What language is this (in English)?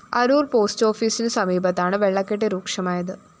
Malayalam